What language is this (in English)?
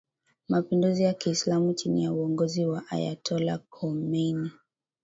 Swahili